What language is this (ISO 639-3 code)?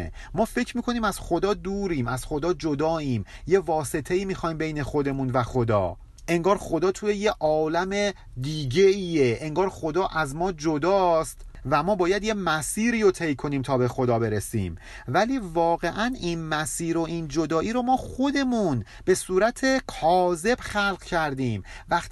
fas